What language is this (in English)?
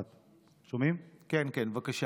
Hebrew